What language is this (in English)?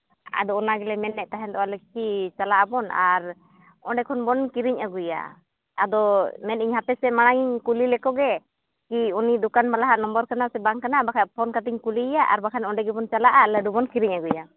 Santali